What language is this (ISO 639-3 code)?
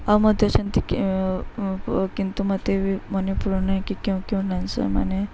ori